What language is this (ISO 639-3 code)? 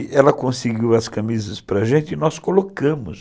por